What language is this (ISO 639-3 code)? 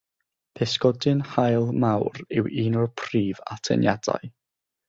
cym